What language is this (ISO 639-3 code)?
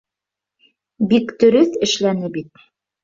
bak